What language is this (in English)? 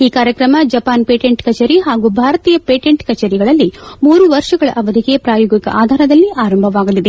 Kannada